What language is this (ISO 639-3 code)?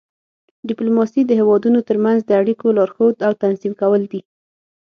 pus